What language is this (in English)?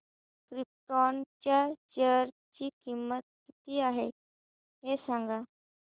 Marathi